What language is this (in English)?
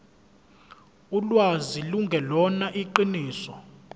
Zulu